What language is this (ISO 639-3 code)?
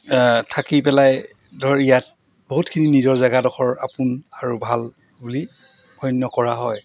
asm